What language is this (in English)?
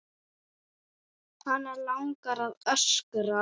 Icelandic